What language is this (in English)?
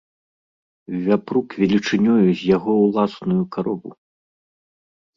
Belarusian